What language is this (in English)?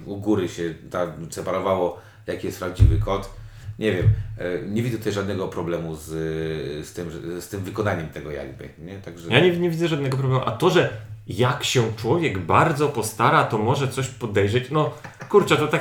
Polish